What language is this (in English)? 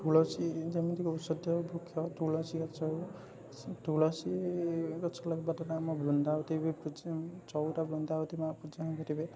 Odia